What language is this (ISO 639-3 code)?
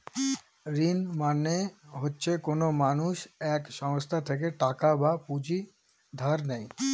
ben